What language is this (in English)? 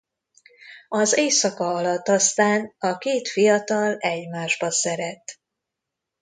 Hungarian